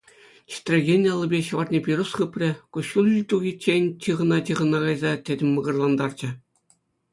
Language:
Chuvash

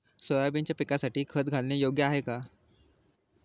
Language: Marathi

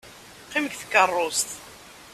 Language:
Kabyle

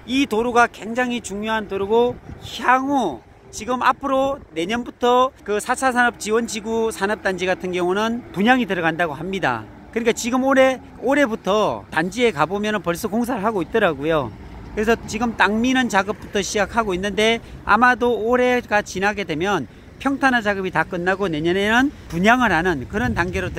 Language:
Korean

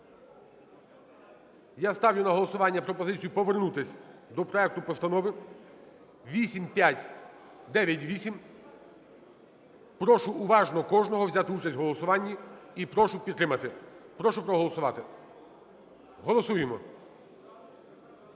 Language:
Ukrainian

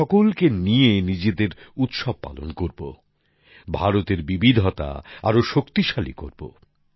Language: Bangla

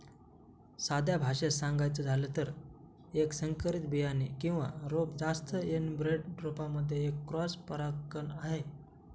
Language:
Marathi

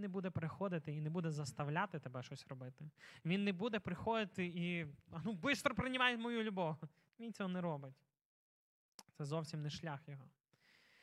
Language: Ukrainian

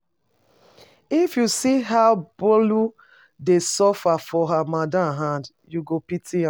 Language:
Nigerian Pidgin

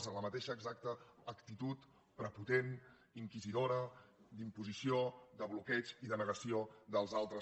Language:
Catalan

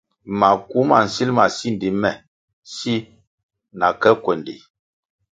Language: Kwasio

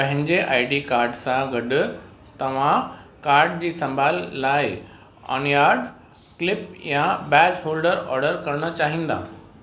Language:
Sindhi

